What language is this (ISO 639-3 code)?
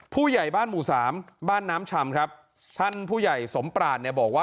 tha